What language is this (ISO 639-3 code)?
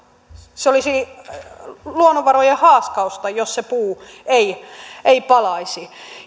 fin